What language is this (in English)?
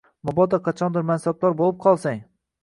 Uzbek